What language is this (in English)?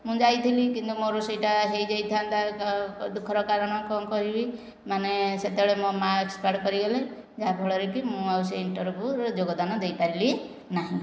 Odia